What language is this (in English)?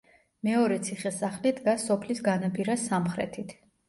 Georgian